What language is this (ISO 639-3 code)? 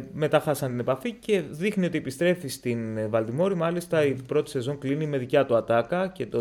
ell